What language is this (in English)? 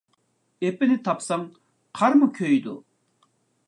Uyghur